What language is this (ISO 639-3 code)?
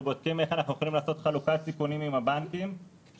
heb